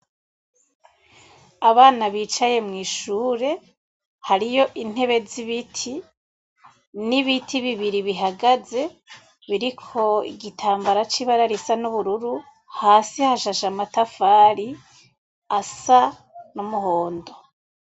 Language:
Rundi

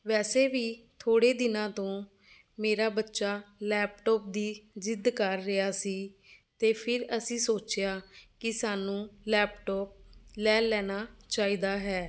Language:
Punjabi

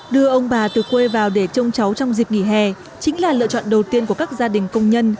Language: Vietnamese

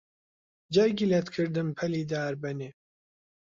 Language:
Central Kurdish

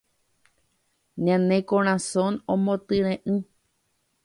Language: Guarani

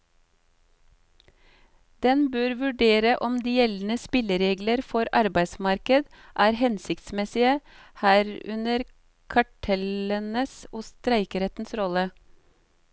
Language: Norwegian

